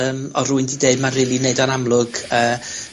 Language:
Welsh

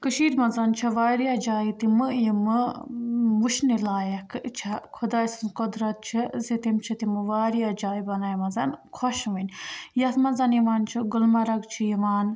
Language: Kashmiri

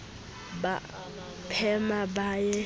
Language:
Southern Sotho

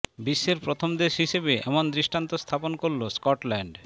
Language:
Bangla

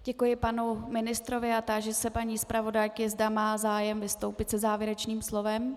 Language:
Czech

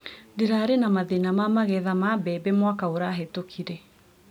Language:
Kikuyu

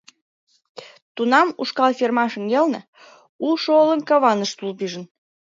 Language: Mari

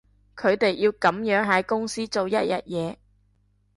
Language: Cantonese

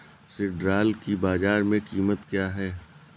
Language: Hindi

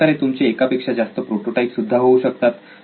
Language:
Marathi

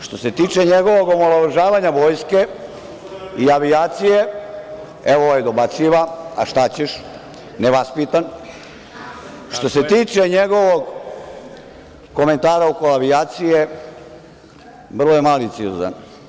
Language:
Serbian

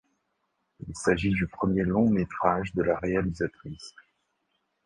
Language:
French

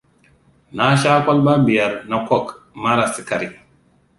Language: Hausa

